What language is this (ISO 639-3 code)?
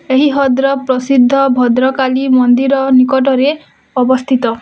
ori